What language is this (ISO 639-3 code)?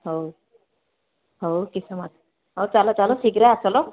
ori